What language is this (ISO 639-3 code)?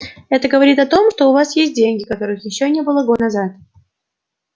rus